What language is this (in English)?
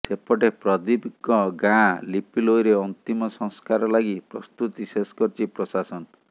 Odia